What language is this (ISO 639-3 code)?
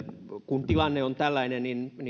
fin